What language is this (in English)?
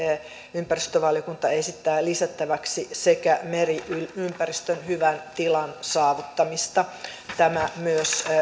Finnish